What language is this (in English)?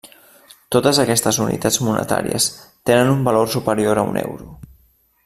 Catalan